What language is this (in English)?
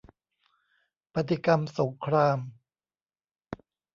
Thai